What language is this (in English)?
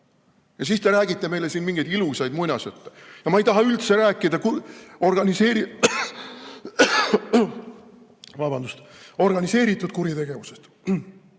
Estonian